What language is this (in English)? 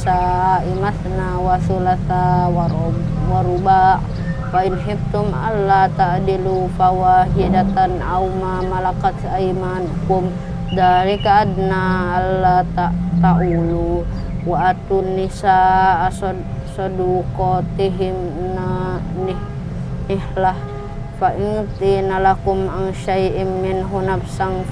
Indonesian